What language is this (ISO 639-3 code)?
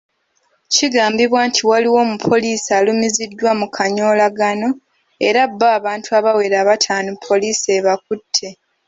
lug